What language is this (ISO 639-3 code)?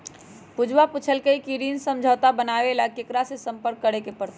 mag